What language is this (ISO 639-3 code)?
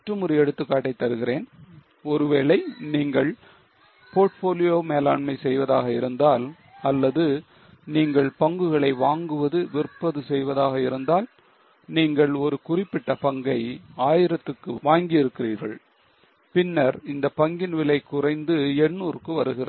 tam